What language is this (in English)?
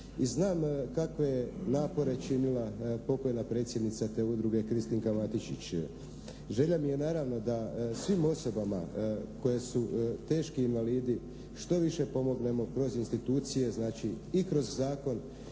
Croatian